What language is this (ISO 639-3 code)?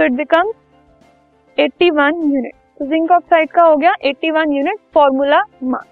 hin